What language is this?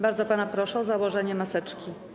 Polish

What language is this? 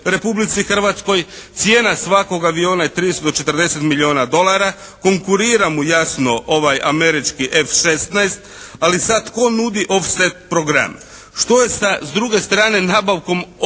Croatian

